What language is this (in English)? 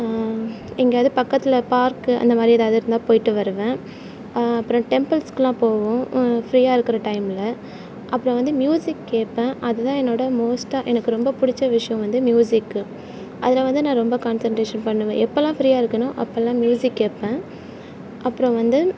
Tamil